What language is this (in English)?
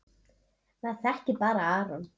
Icelandic